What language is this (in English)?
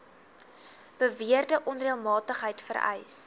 Afrikaans